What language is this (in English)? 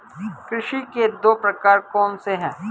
Hindi